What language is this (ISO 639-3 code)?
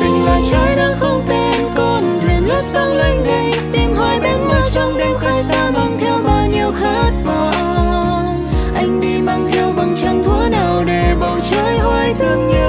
vie